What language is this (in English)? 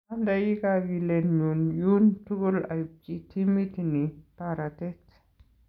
Kalenjin